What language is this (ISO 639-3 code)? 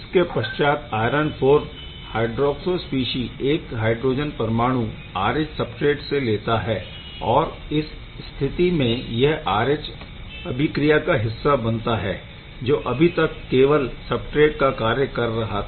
hin